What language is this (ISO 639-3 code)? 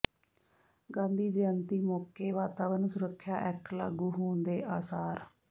pan